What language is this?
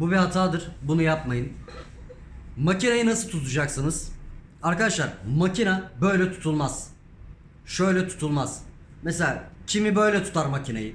Turkish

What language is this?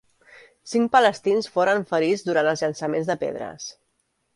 Catalan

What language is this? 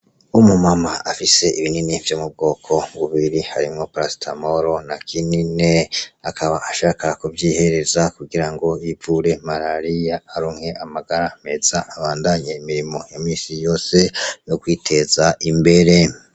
Rundi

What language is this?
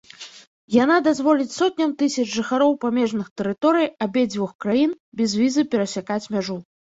Belarusian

